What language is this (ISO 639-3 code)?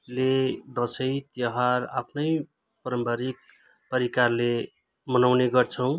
nep